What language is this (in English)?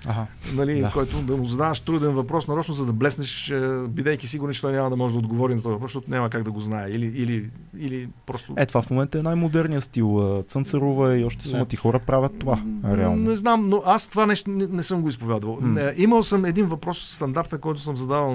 Bulgarian